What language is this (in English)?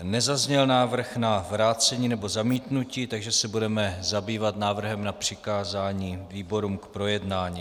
Czech